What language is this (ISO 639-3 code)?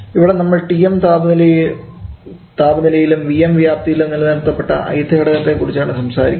mal